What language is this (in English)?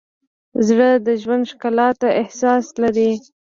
Pashto